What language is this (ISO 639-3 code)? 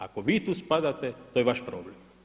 hrv